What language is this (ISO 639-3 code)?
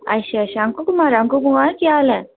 doi